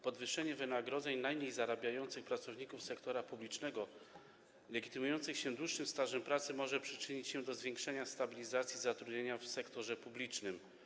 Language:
Polish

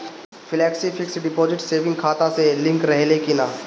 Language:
Bhojpuri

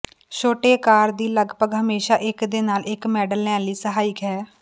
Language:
Punjabi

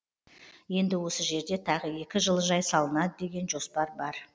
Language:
Kazakh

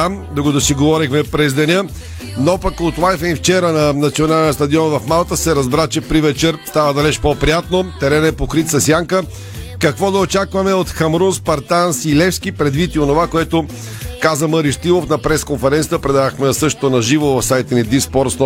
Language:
Bulgarian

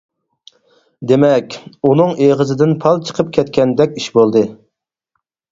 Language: Uyghur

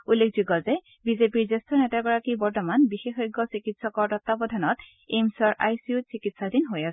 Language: Assamese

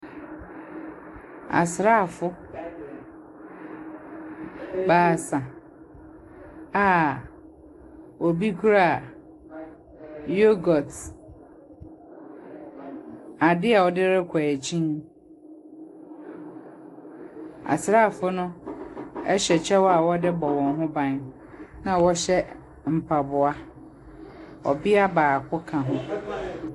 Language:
Akan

